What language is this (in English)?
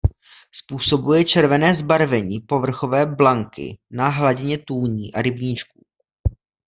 Czech